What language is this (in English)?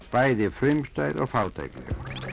Icelandic